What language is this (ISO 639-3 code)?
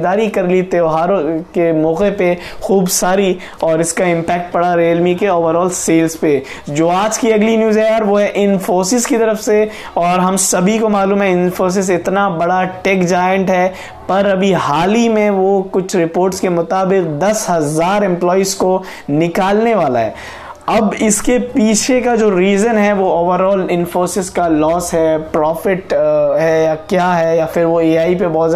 hin